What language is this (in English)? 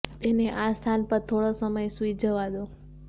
Gujarati